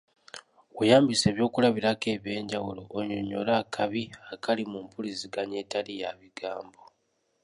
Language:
Ganda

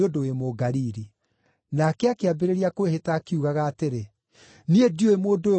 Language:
Kikuyu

